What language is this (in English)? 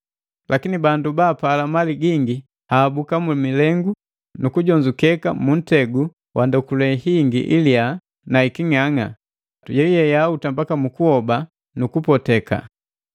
Matengo